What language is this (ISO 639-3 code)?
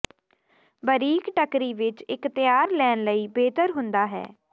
pan